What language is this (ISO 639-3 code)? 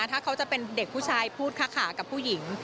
tha